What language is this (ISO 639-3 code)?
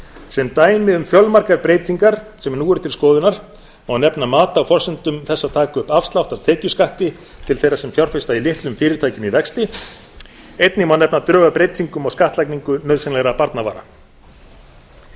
isl